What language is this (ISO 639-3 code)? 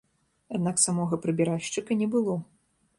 bel